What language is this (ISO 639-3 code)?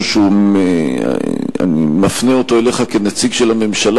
heb